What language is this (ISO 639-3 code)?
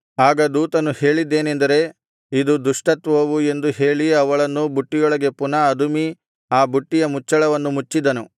kan